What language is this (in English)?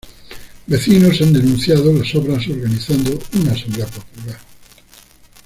Spanish